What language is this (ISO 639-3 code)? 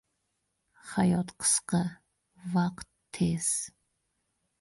uzb